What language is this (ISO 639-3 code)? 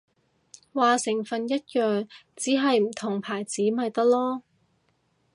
yue